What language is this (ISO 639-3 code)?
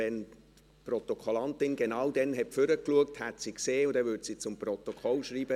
gsw